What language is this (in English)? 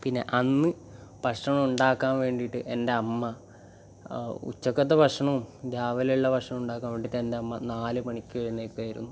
Malayalam